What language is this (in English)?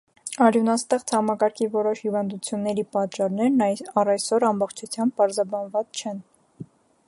Armenian